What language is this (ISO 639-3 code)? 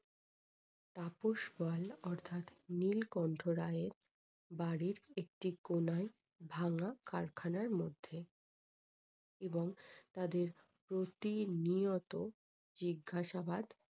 ben